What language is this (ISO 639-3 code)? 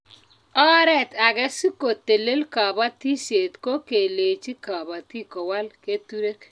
kln